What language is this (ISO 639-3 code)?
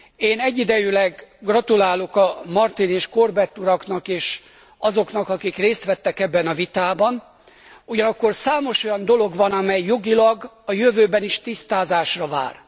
hun